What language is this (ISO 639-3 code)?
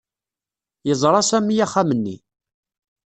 kab